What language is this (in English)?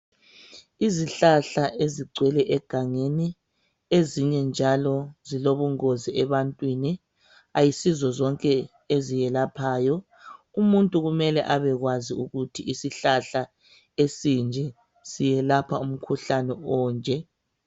North Ndebele